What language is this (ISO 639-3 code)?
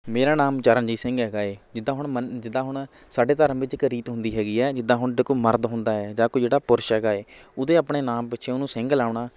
pan